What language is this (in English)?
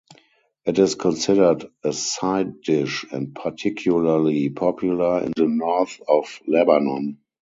English